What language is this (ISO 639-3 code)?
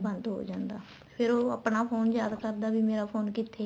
pan